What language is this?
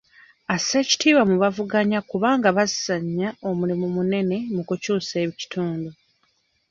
Ganda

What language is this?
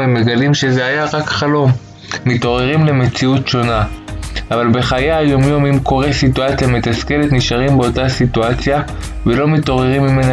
Hebrew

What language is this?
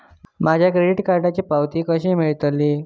Marathi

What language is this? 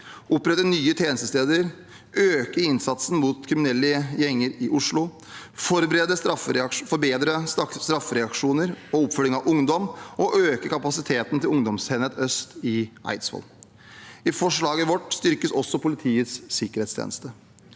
Norwegian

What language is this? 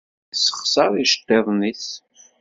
Kabyle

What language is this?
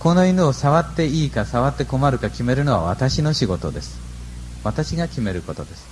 Japanese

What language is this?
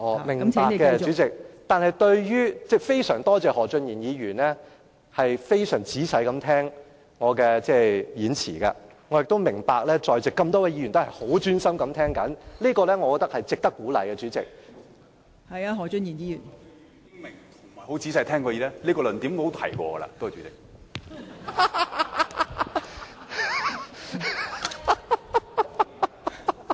Cantonese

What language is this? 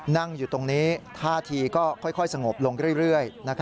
Thai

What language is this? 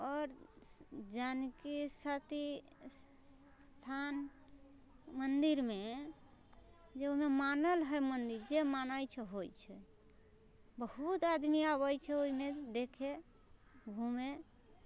Maithili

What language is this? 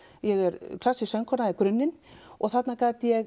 Icelandic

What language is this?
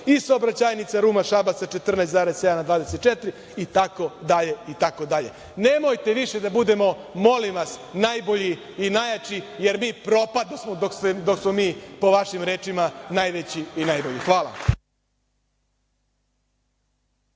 Serbian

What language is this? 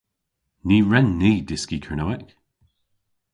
Cornish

